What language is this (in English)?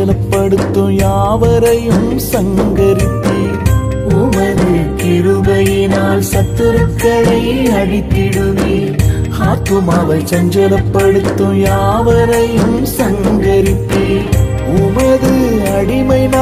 Tamil